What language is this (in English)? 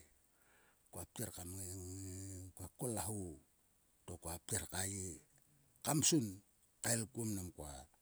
Sulka